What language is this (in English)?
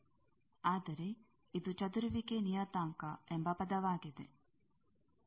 Kannada